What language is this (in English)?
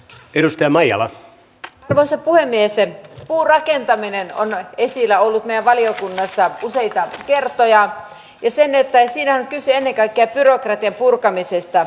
Finnish